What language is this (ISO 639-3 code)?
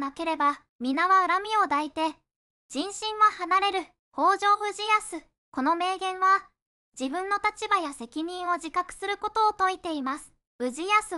jpn